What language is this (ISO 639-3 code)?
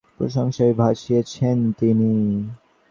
ben